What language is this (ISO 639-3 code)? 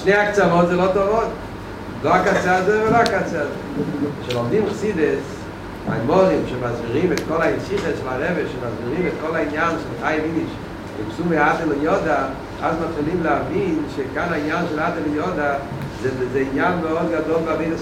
heb